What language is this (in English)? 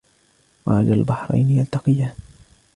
Arabic